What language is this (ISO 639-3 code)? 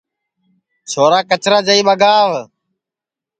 ssi